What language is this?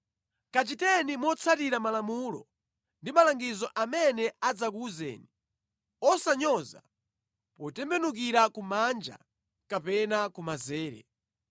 Nyanja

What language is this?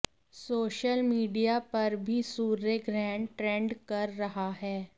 Hindi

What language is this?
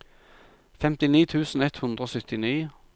Norwegian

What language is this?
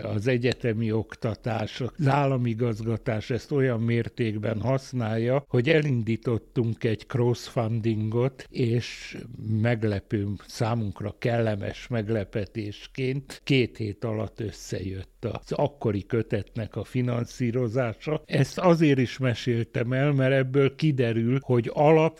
Hungarian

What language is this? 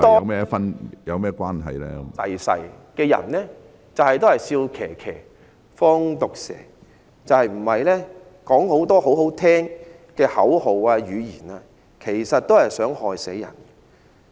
Cantonese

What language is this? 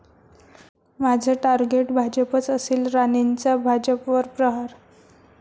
Marathi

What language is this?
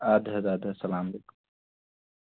Kashmiri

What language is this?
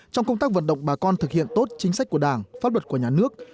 Vietnamese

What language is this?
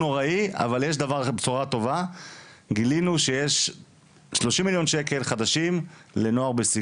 Hebrew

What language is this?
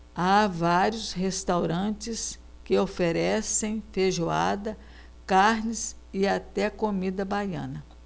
Portuguese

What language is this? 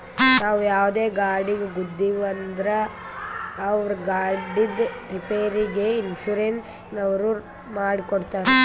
Kannada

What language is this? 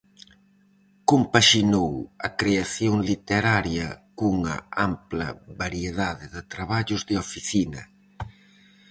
Galician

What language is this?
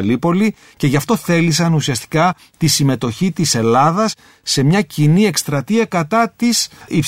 Greek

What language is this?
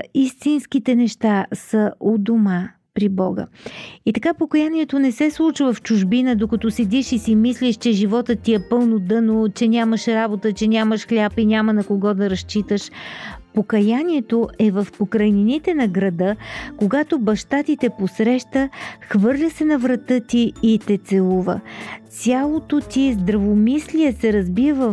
Bulgarian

